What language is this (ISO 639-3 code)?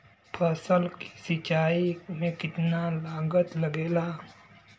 bho